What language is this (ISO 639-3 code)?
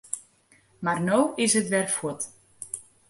fry